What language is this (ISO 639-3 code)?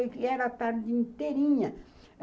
por